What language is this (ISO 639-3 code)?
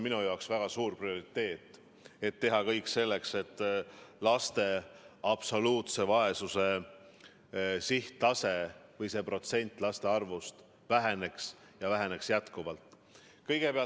est